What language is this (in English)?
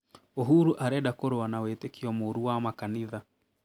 Kikuyu